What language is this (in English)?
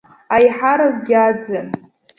Abkhazian